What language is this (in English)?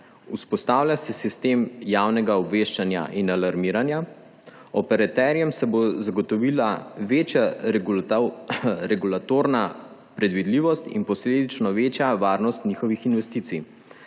Slovenian